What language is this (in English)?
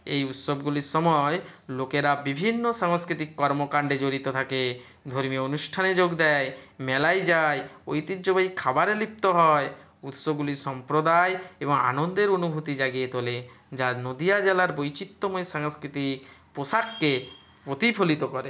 Bangla